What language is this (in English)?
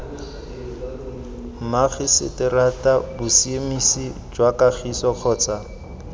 Tswana